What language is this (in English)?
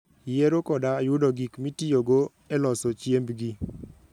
Luo (Kenya and Tanzania)